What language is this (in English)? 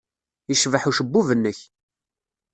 Kabyle